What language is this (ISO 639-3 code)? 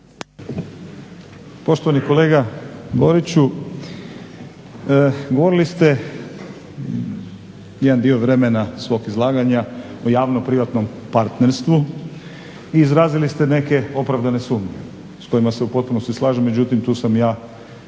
hrv